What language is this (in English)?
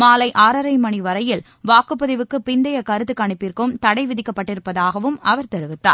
Tamil